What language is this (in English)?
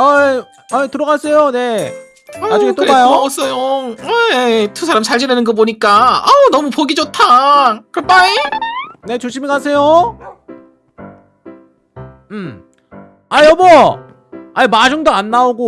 Korean